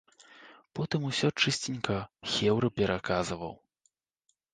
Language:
Belarusian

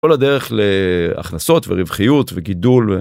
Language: Hebrew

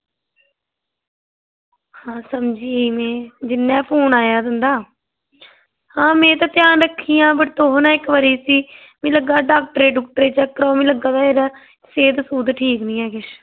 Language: Dogri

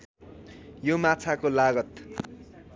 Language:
Nepali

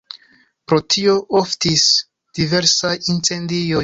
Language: Esperanto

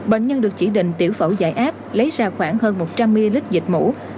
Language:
Vietnamese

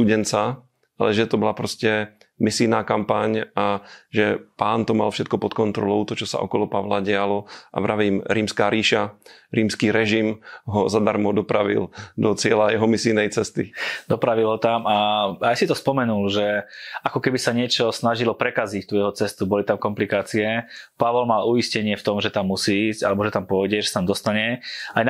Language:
Slovak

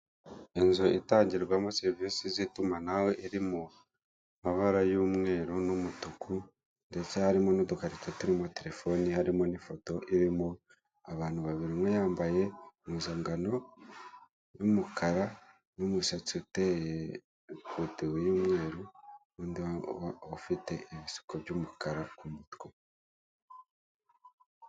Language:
Kinyarwanda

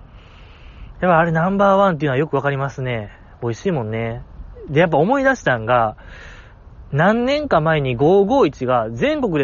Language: Japanese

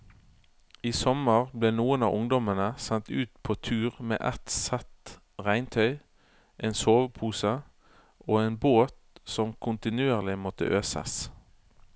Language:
Norwegian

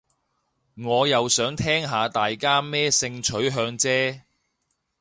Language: Cantonese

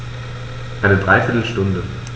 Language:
German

